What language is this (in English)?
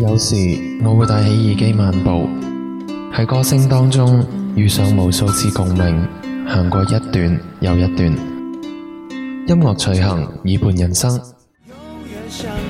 Chinese